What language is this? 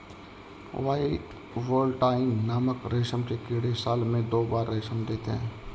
Hindi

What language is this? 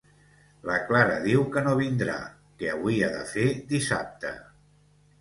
Catalan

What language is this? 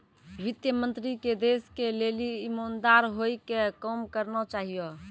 Maithili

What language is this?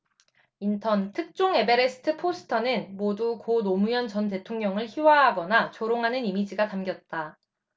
Korean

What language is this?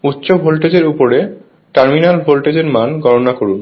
Bangla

